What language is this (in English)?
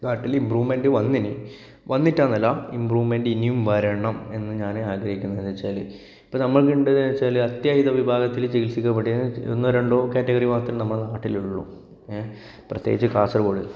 Malayalam